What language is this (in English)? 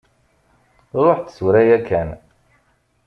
Kabyle